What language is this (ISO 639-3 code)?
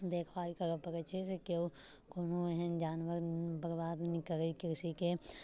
mai